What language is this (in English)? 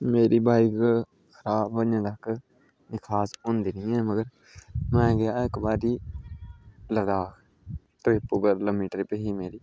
Dogri